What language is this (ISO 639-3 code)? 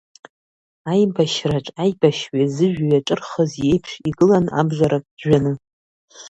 abk